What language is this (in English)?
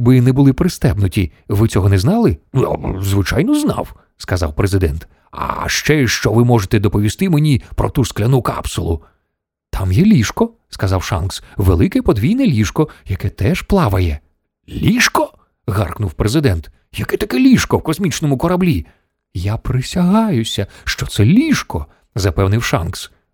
Ukrainian